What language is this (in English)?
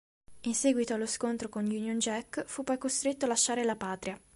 Italian